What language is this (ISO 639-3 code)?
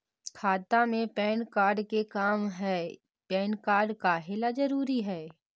mag